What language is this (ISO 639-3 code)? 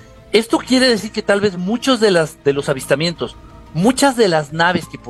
spa